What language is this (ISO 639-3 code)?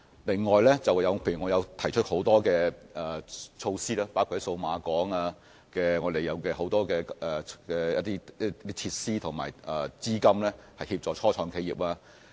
yue